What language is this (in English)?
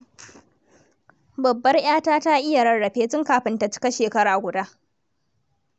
Hausa